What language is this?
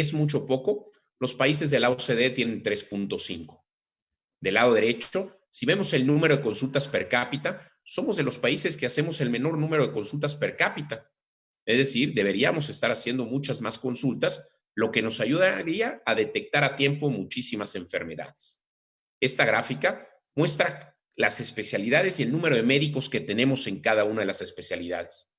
Spanish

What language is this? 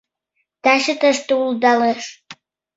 Mari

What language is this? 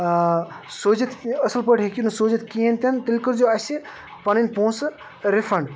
Kashmiri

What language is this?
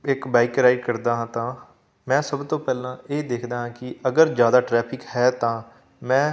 Punjabi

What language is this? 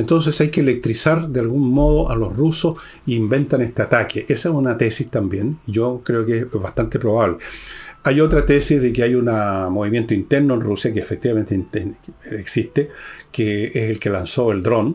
Spanish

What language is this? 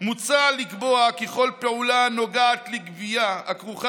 Hebrew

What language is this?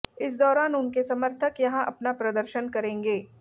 Hindi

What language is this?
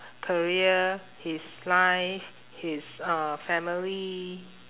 English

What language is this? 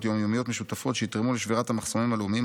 Hebrew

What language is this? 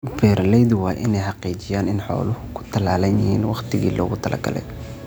Somali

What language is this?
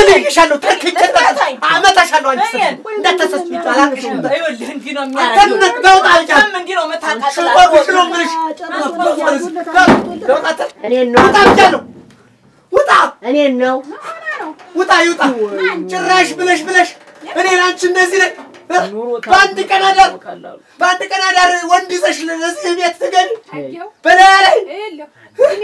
Arabic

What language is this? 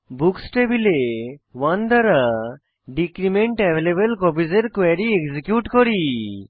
Bangla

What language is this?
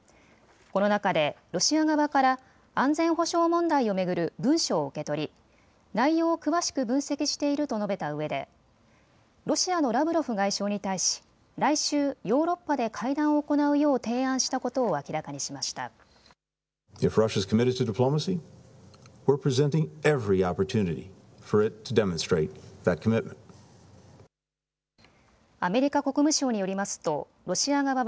Japanese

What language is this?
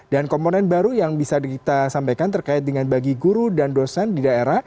Indonesian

